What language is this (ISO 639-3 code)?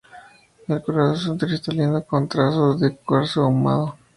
spa